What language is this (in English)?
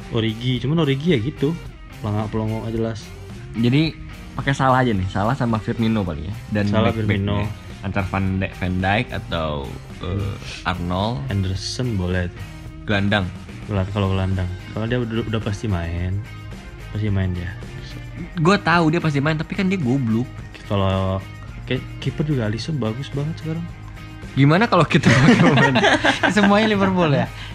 Indonesian